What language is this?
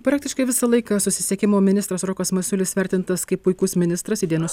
Lithuanian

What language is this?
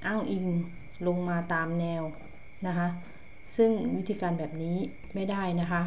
Thai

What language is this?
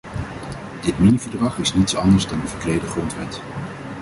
Dutch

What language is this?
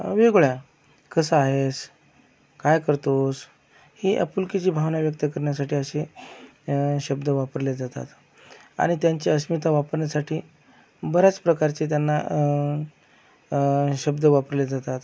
Marathi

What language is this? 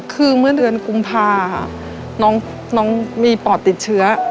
Thai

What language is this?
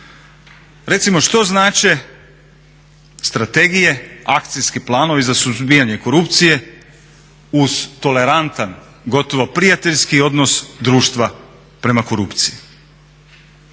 Croatian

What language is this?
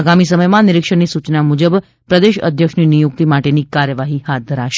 Gujarati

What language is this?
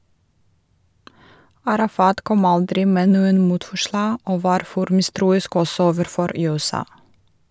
Norwegian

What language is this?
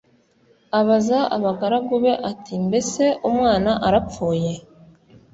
Kinyarwanda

